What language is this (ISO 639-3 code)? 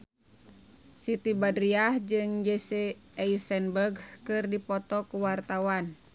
sun